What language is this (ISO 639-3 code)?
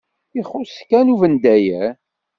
kab